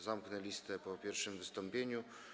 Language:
Polish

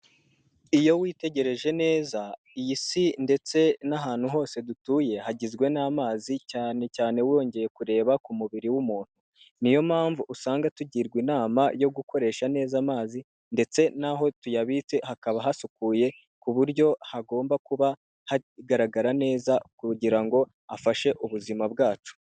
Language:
Kinyarwanda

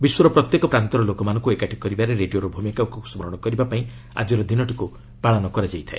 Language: Odia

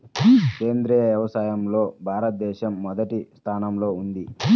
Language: Telugu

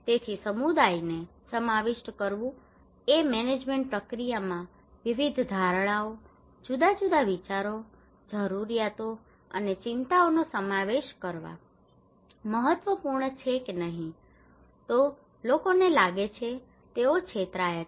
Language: Gujarati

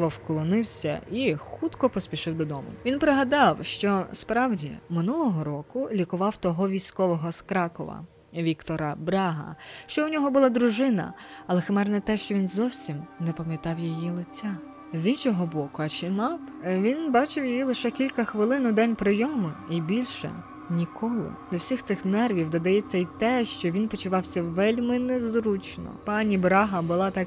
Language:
Ukrainian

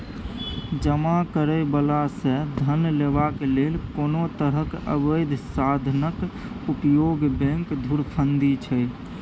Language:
Maithili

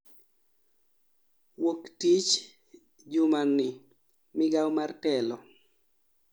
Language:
Luo (Kenya and Tanzania)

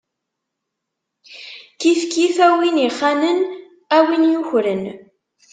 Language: Kabyle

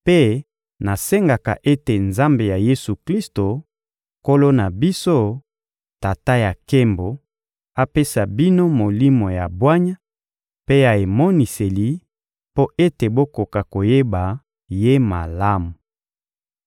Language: Lingala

